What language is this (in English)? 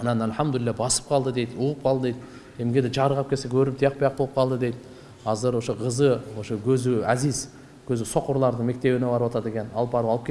Turkish